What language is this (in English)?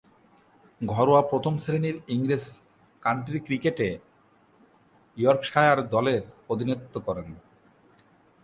Bangla